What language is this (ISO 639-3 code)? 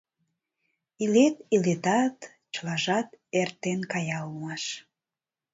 chm